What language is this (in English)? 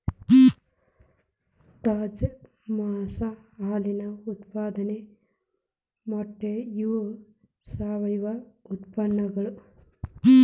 Kannada